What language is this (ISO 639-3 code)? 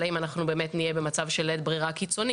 heb